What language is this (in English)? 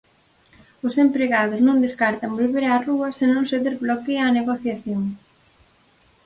Galician